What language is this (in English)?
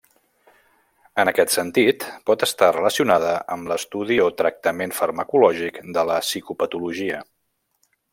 Catalan